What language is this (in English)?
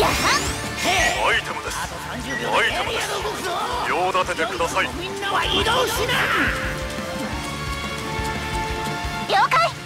Japanese